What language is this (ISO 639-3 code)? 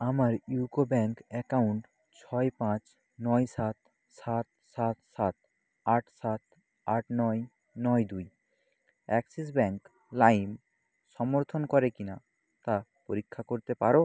ben